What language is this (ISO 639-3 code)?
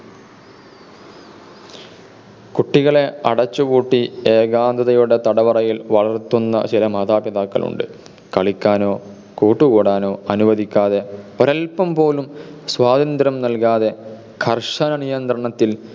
mal